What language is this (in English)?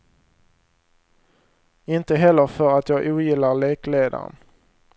Swedish